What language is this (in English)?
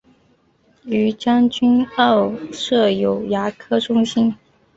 Chinese